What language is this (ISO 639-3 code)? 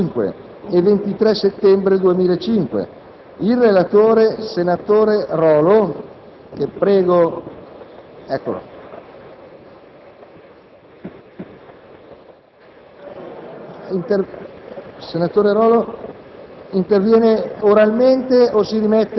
ita